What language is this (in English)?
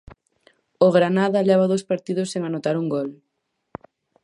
Galician